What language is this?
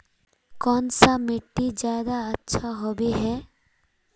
Magahi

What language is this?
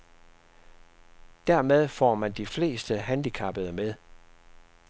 Danish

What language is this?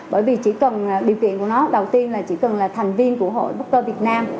Vietnamese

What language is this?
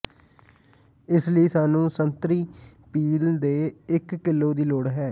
Punjabi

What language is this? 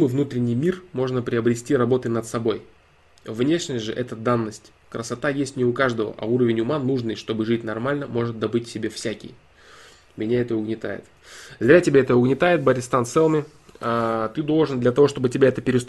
Russian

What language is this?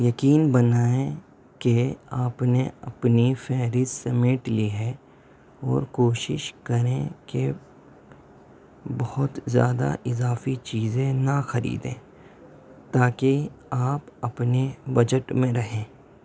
Urdu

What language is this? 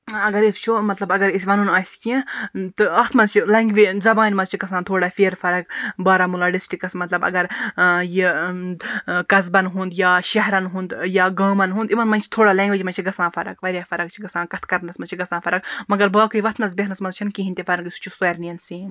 Kashmiri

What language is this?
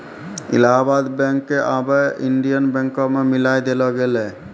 Maithili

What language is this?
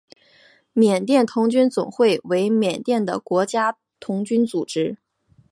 Chinese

